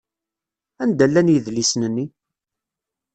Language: Kabyle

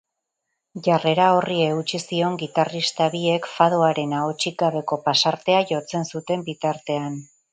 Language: Basque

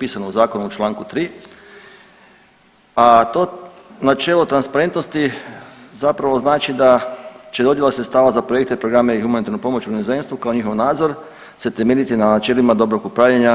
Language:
Croatian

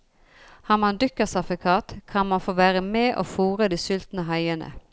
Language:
Norwegian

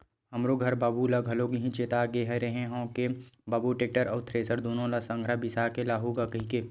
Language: Chhattisgarhi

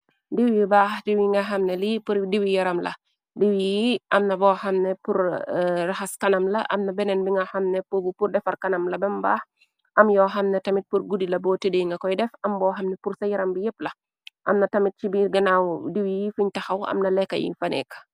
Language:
Wolof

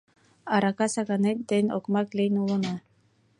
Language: Mari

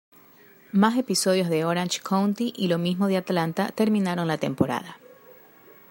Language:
Spanish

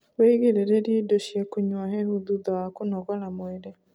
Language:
Kikuyu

